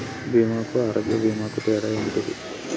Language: Telugu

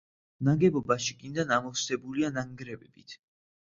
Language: Georgian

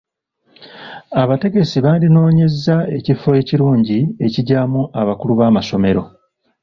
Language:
Ganda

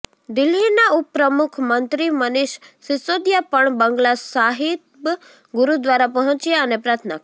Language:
Gujarati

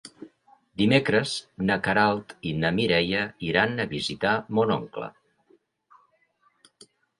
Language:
Catalan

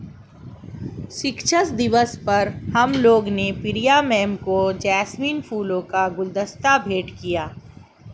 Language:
Hindi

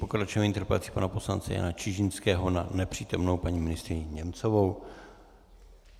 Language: Czech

